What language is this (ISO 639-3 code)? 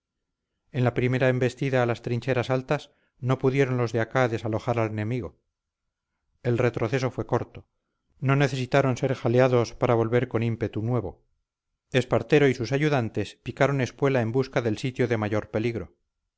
spa